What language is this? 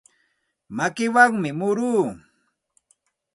Santa Ana de Tusi Pasco Quechua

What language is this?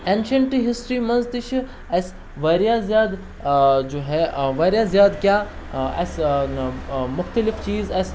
Kashmiri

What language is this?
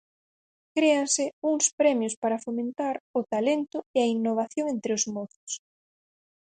Galician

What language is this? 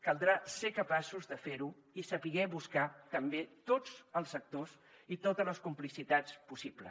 Catalan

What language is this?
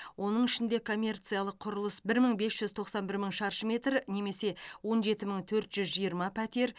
Kazakh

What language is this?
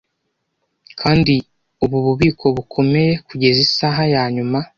Kinyarwanda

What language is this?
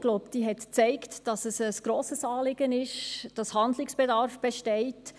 Swiss German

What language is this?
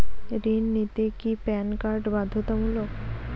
Bangla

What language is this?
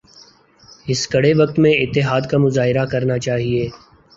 Urdu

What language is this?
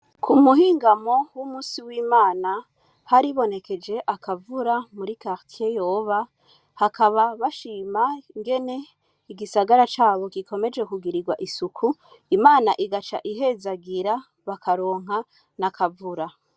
Rundi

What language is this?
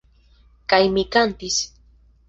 Esperanto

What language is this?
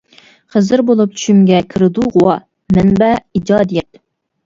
Uyghur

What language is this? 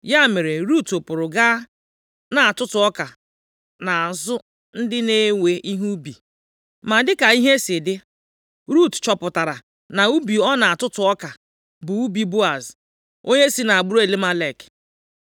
Igbo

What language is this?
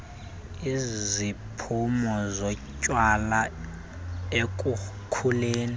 Xhosa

